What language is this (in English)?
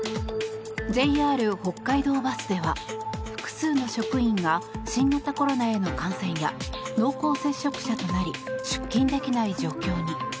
Japanese